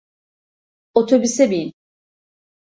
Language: Turkish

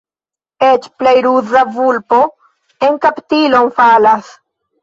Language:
Esperanto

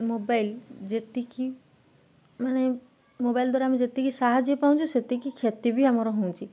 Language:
Odia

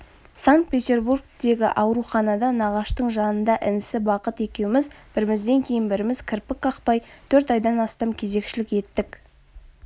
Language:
Kazakh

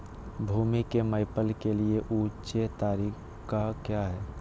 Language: Magahi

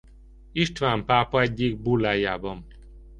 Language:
Hungarian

